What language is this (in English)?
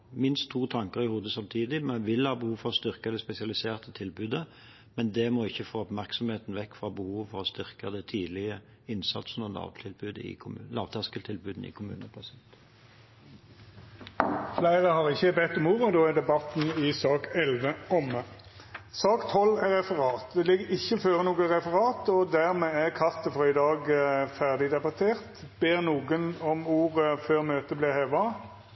Norwegian